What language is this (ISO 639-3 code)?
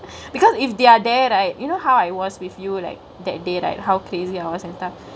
eng